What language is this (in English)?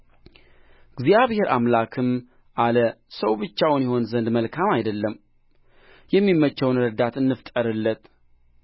Amharic